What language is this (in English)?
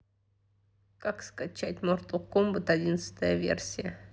Russian